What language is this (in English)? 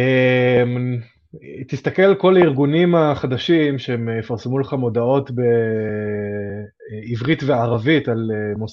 Hebrew